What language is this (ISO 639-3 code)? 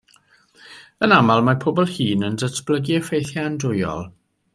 cym